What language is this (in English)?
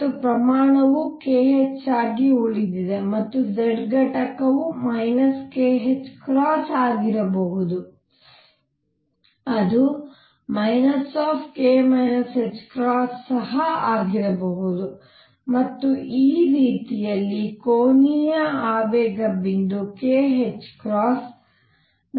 Kannada